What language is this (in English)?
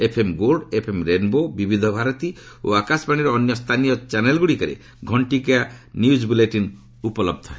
Odia